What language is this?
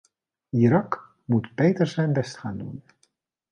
Dutch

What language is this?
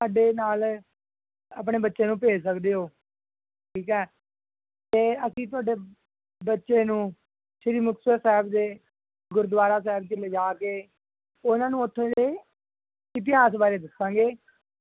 Punjabi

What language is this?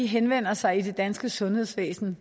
Danish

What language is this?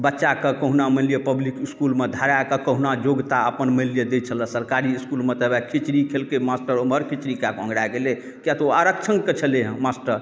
Maithili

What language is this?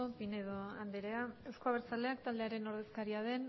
Basque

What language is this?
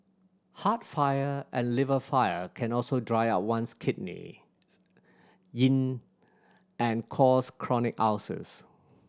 English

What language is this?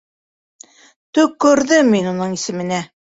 Bashkir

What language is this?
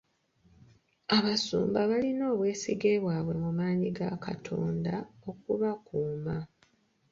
Ganda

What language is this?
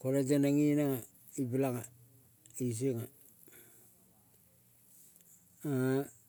Kol (Papua New Guinea)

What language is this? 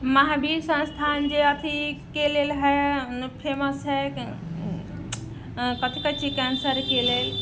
Maithili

